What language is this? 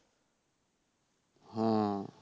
Bangla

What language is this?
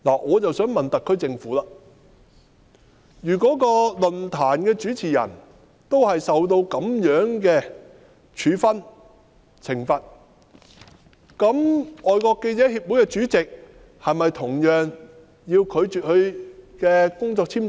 Cantonese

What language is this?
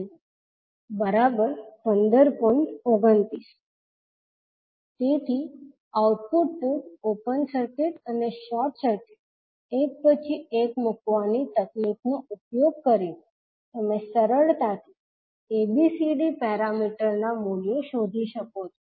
Gujarati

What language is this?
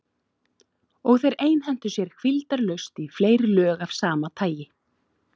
Icelandic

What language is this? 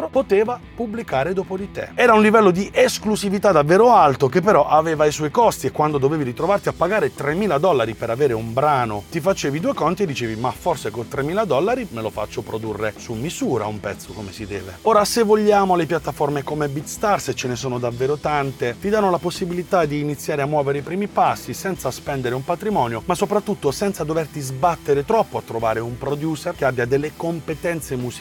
Italian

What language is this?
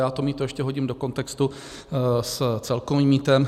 Czech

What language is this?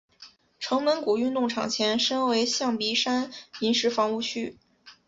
Chinese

